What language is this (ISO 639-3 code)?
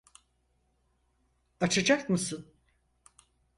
tur